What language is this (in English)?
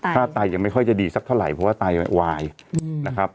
Thai